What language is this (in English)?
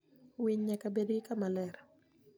Luo (Kenya and Tanzania)